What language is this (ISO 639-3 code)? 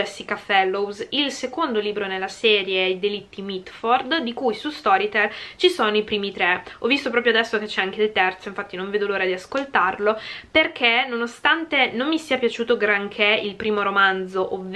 ita